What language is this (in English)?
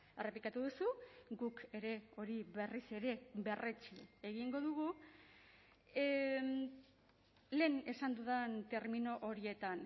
Basque